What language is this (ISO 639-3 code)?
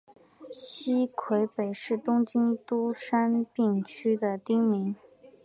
zho